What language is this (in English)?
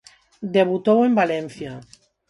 Galician